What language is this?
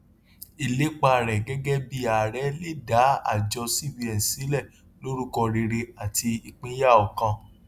Yoruba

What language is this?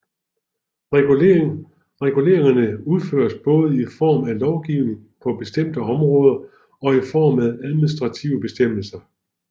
Danish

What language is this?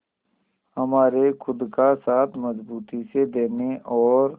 Hindi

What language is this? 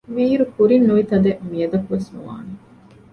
Divehi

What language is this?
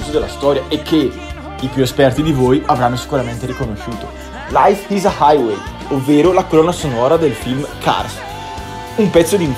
Italian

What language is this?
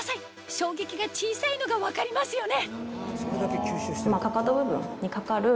Japanese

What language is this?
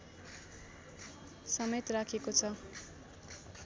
Nepali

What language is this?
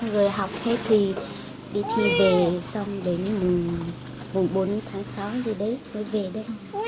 Vietnamese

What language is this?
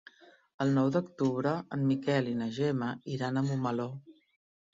Catalan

